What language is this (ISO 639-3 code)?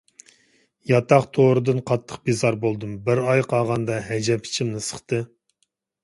uig